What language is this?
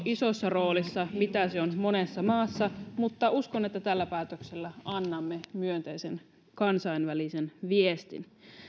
Finnish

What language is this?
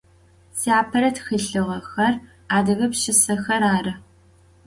Adyghe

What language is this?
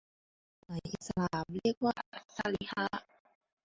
Thai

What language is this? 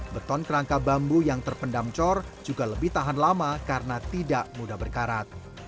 Indonesian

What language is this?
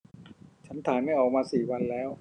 Thai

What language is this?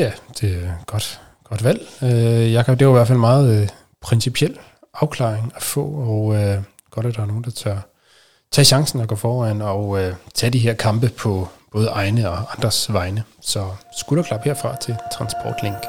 Danish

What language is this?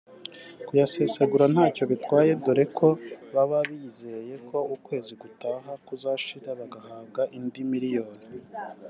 Kinyarwanda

